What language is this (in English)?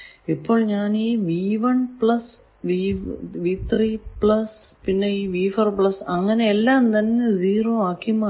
Malayalam